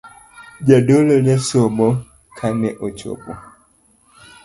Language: Luo (Kenya and Tanzania)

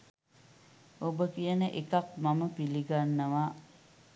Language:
Sinhala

